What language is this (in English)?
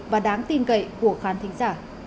Vietnamese